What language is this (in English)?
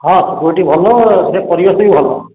Odia